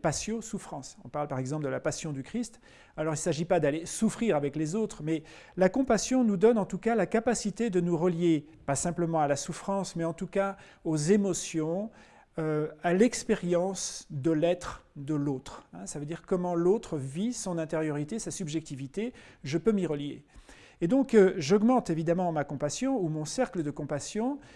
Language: French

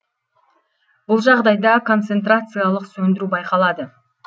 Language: Kazakh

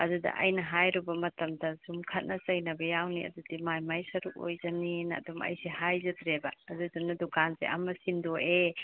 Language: Manipuri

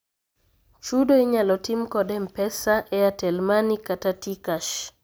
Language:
Luo (Kenya and Tanzania)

